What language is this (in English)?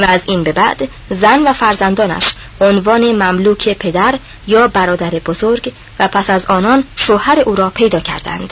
Persian